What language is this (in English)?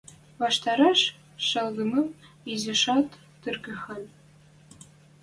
Western Mari